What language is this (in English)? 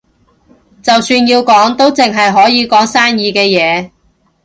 Cantonese